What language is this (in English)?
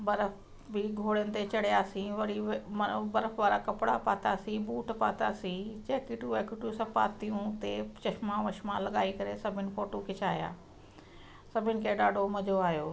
Sindhi